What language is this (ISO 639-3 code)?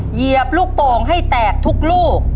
tha